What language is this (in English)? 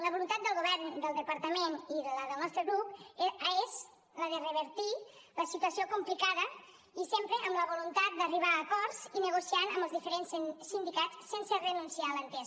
Catalan